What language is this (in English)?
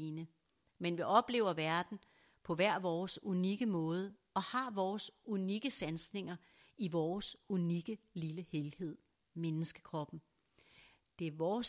Danish